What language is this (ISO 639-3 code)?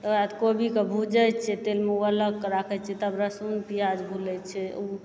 mai